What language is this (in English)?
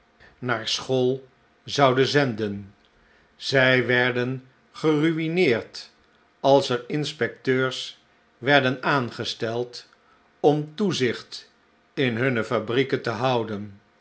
Dutch